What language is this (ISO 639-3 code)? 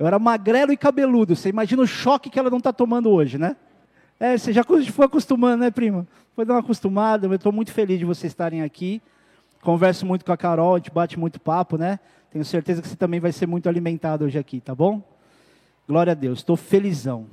por